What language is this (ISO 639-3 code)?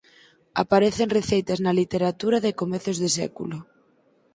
glg